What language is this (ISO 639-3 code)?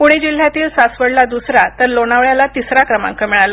mar